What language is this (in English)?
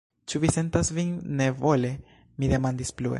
Esperanto